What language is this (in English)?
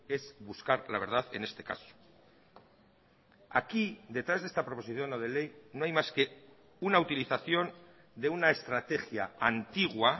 Spanish